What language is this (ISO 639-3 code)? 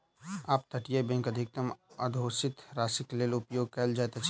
mai